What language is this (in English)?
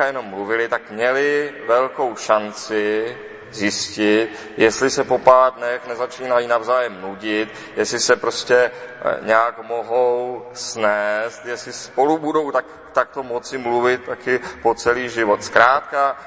Czech